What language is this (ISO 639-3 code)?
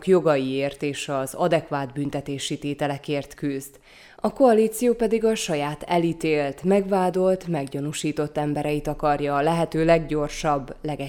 hun